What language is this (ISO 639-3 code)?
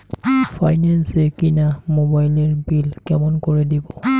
ben